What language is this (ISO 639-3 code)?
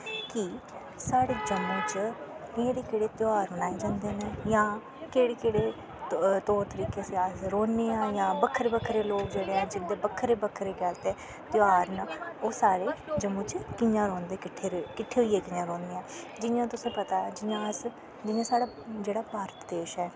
doi